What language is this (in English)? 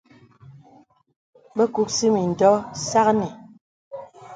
Bebele